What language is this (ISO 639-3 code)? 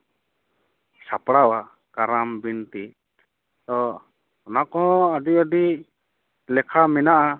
sat